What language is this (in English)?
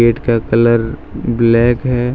Hindi